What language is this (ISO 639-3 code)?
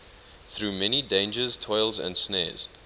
eng